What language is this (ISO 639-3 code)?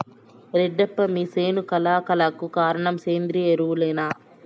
tel